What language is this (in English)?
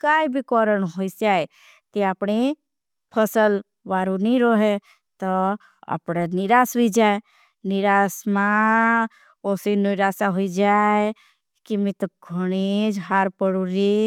Bhili